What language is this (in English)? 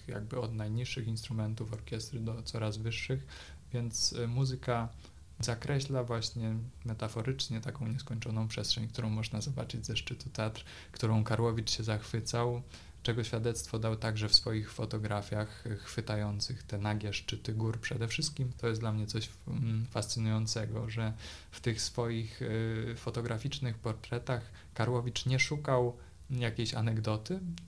Polish